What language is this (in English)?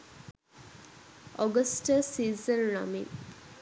Sinhala